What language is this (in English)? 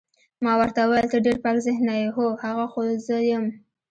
Pashto